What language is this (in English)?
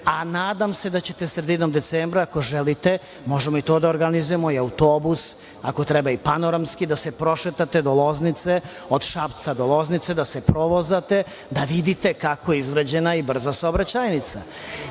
Serbian